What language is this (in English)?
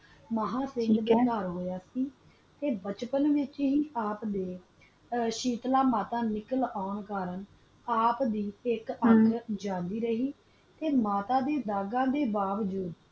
Punjabi